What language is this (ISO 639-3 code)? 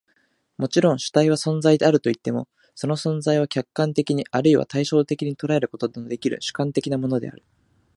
jpn